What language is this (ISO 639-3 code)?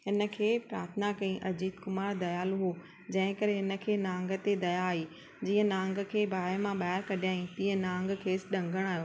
snd